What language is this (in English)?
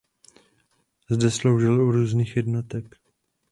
Czech